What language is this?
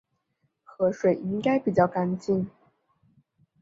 Chinese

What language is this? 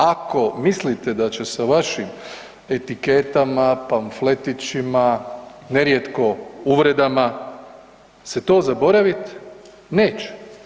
Croatian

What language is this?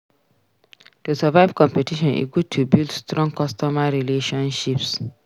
Nigerian Pidgin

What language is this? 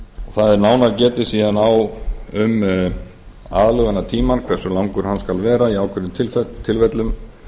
Icelandic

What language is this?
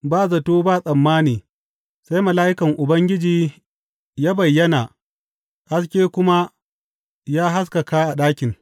Hausa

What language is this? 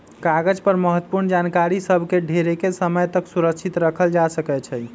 Magahi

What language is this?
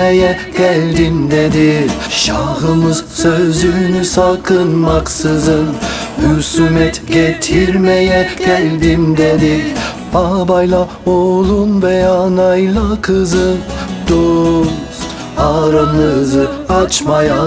Turkish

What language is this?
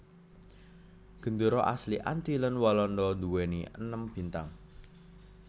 Javanese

